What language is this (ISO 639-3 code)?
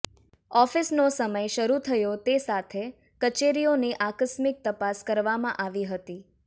guj